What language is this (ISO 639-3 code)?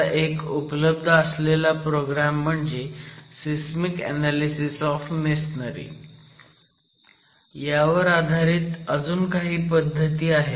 mar